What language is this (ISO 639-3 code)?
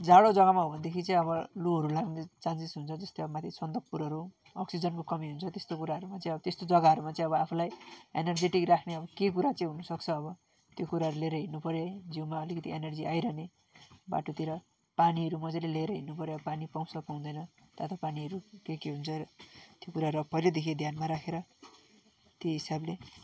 nep